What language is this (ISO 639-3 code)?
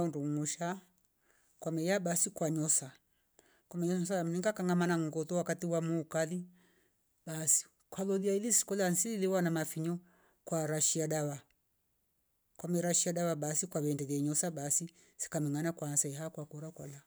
rof